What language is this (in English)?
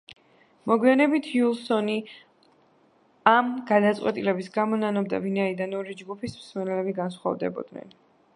Georgian